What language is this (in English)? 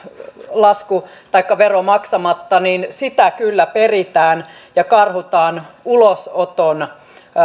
Finnish